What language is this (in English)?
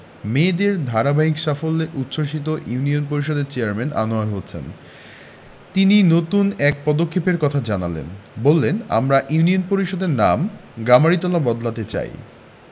Bangla